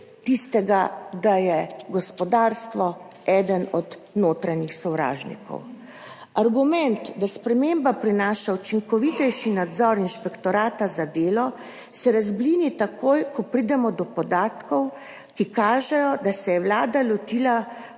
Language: Slovenian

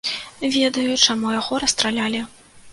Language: Belarusian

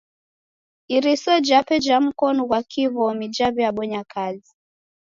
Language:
Taita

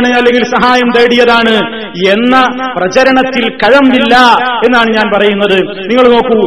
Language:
Malayalam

